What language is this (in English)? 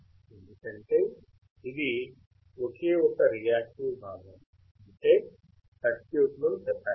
Telugu